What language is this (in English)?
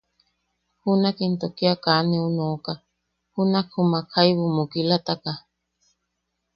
Yaqui